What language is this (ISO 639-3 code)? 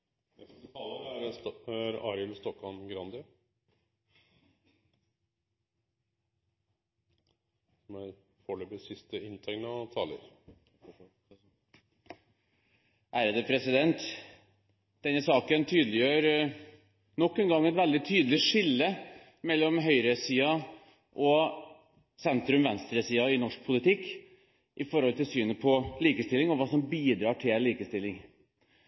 nor